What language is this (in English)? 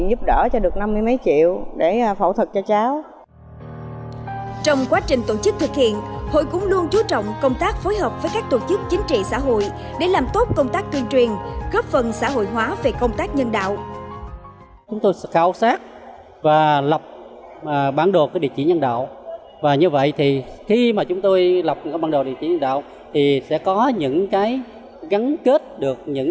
Vietnamese